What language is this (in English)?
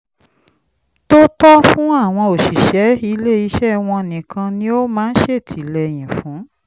Yoruba